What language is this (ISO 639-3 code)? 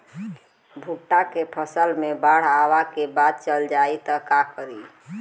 bho